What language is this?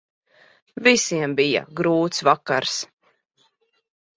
Latvian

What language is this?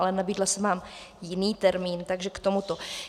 Czech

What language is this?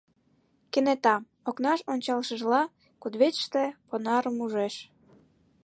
Mari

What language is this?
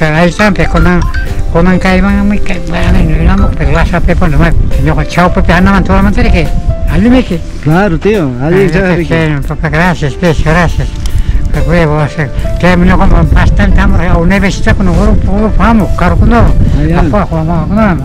Spanish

